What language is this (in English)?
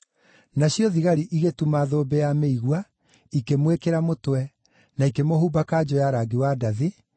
Kikuyu